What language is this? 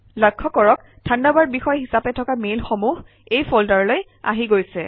Assamese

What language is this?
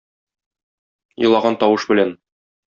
Tatar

